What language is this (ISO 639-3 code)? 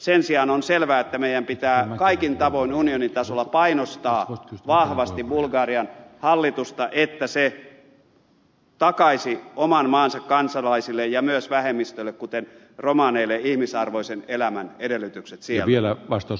fin